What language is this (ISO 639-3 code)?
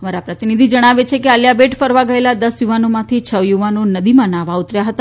guj